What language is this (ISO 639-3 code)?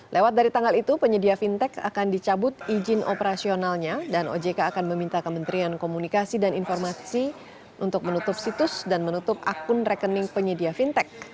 ind